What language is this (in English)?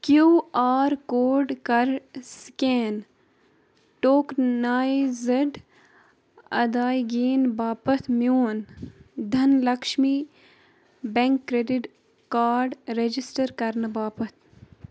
Kashmiri